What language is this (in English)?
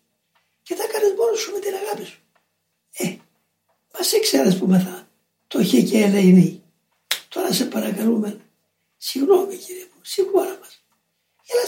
Greek